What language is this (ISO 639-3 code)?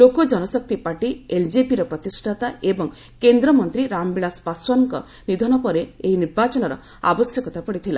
ori